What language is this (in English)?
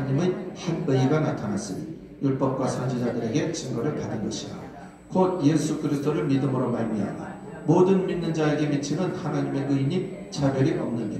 Korean